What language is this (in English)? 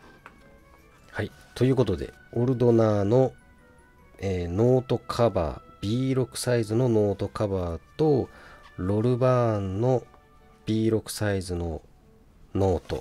Japanese